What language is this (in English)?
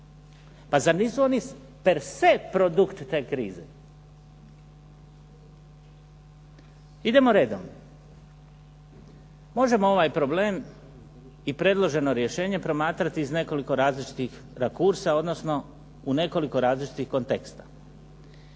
Croatian